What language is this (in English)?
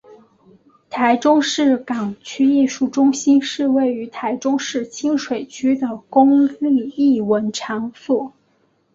Chinese